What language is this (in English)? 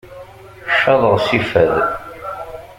Kabyle